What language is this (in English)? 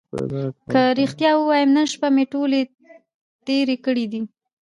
Pashto